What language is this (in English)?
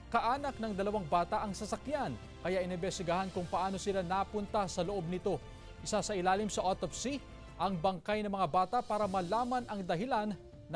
Filipino